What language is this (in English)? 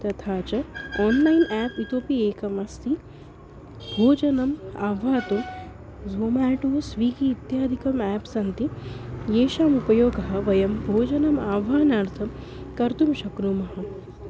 Sanskrit